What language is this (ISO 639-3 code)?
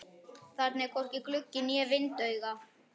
isl